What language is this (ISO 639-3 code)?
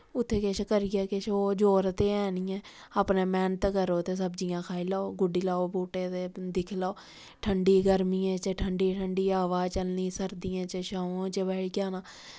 doi